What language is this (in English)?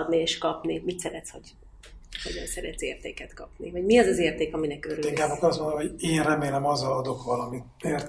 Hungarian